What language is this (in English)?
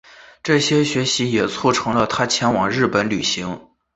Chinese